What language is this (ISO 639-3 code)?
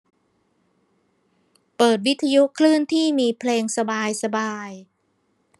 tha